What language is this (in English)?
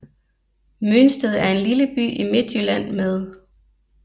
Danish